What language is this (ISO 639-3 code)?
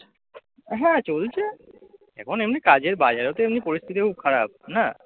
ben